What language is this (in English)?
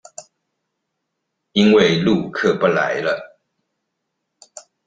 Chinese